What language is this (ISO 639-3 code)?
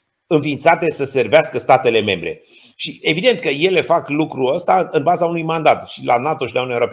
ron